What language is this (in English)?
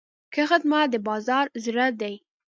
Pashto